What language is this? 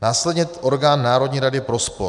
Czech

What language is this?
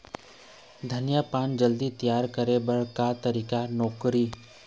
Chhattisgarhi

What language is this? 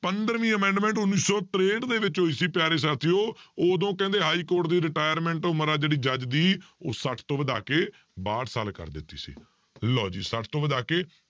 Punjabi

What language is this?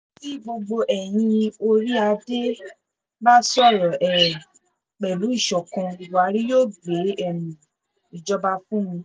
Yoruba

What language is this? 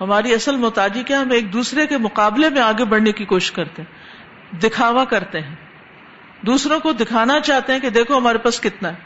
Urdu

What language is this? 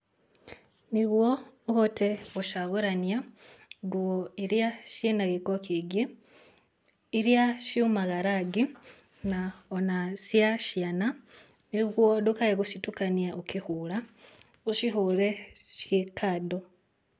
Kikuyu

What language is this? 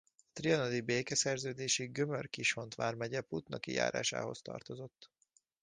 Hungarian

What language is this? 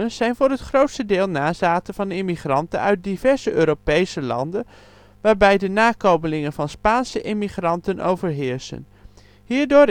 Dutch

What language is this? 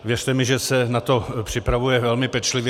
Czech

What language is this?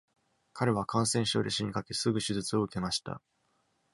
Japanese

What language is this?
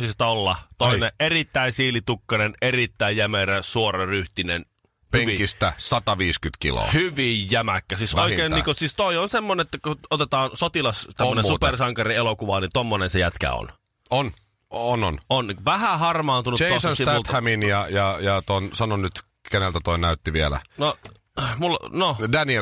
Finnish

